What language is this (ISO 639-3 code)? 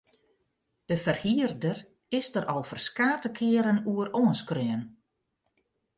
fry